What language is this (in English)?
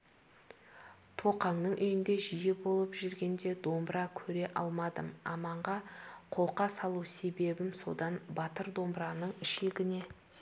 Kazakh